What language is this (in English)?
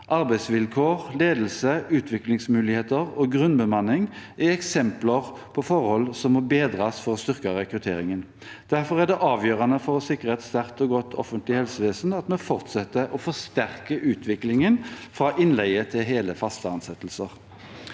Norwegian